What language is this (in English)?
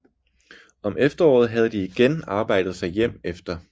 Danish